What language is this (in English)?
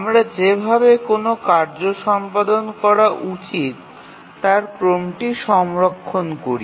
Bangla